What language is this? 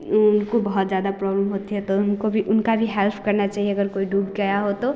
Hindi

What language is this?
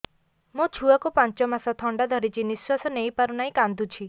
Odia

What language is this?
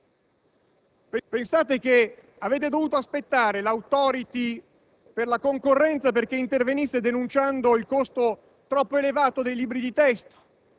Italian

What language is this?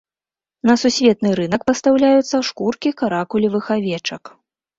Belarusian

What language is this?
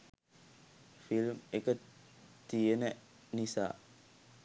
Sinhala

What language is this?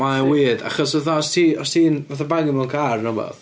Welsh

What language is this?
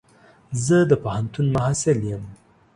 Pashto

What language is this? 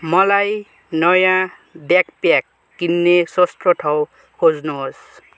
Nepali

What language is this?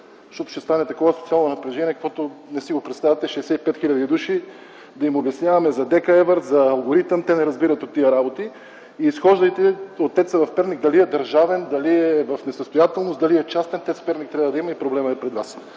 Bulgarian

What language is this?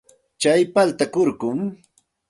Santa Ana de Tusi Pasco Quechua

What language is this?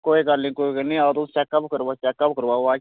Dogri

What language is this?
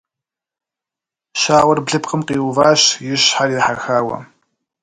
Kabardian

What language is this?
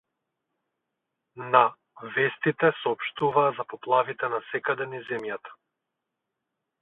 Macedonian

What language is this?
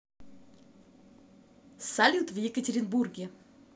Russian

